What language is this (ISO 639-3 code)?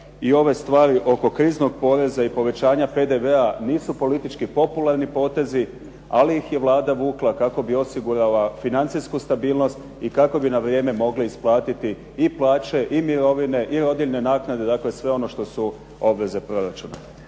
hrv